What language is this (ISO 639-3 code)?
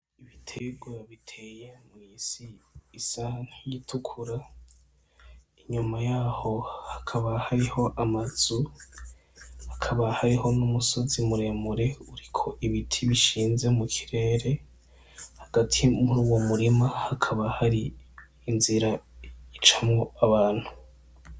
run